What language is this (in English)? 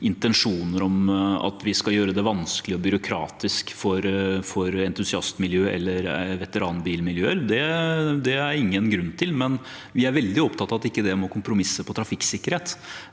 Norwegian